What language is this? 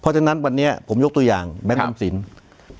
Thai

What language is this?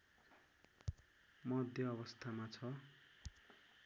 Nepali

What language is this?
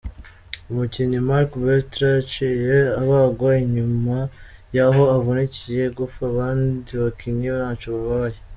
Kinyarwanda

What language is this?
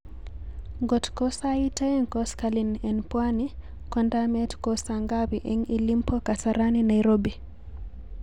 Kalenjin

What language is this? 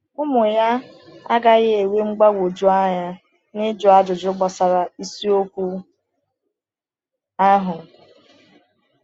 Igbo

